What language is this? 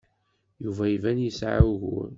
Kabyle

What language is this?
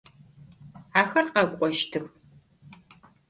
Adyghe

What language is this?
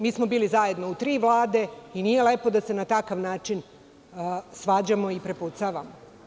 Serbian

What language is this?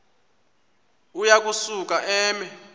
Xhosa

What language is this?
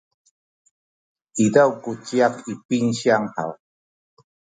Sakizaya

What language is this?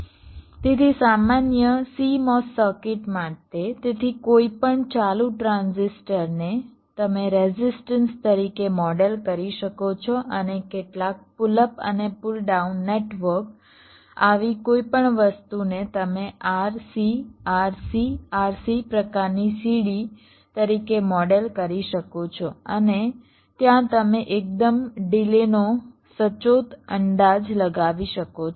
Gujarati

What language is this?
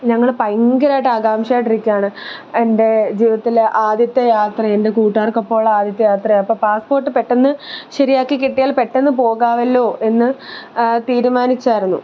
Malayalam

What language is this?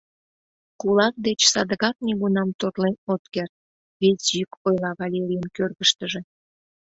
Mari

